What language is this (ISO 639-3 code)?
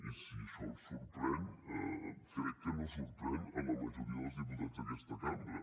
cat